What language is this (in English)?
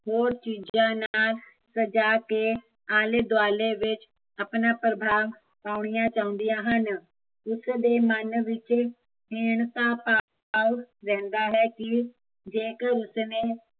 Punjabi